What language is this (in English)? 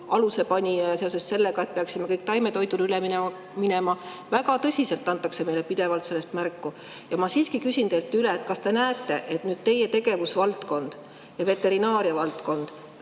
Estonian